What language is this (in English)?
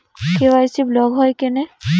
Bangla